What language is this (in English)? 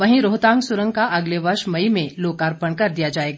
Hindi